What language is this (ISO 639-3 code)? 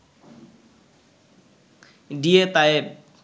ben